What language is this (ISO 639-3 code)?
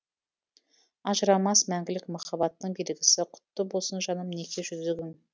kaz